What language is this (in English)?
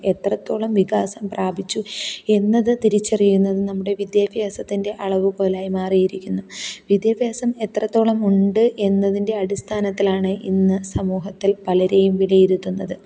Malayalam